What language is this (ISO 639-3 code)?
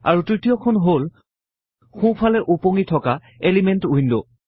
asm